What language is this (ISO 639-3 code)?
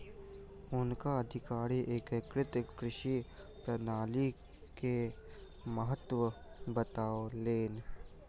mai